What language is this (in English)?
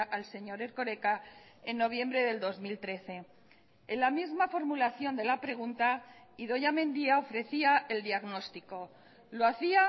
Spanish